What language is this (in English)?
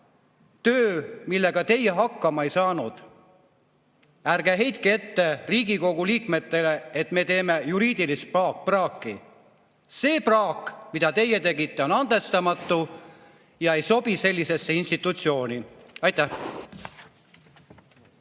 Estonian